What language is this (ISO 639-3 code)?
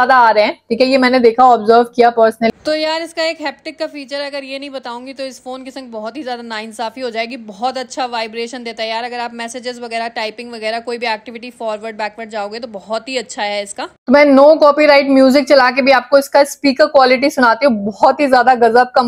hin